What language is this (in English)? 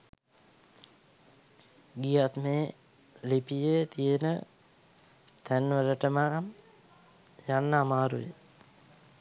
Sinhala